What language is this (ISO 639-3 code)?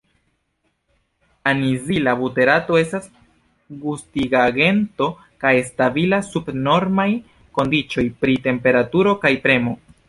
epo